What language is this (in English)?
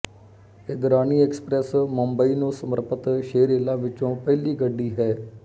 Punjabi